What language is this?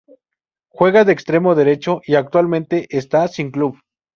Spanish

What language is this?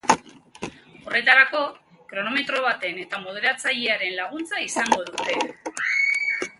Basque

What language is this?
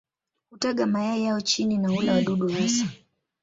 Swahili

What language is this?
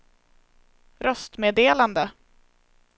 Swedish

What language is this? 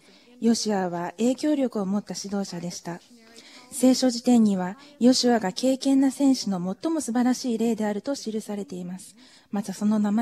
Japanese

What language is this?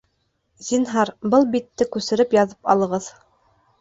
Bashkir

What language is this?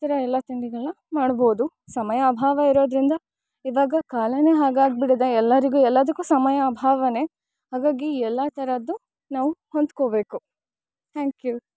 Kannada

